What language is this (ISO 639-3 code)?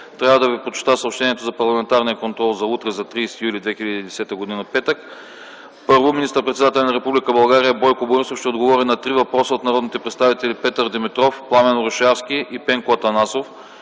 bul